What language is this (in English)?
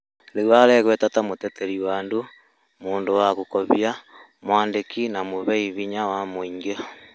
Kikuyu